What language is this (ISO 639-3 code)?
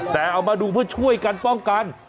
tha